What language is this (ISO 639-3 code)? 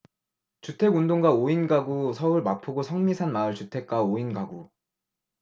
kor